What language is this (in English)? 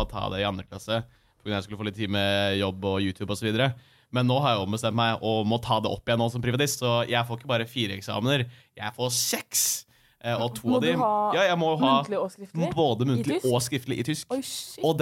English